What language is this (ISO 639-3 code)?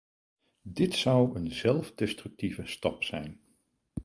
nld